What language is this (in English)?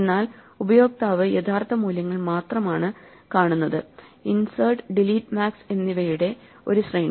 Malayalam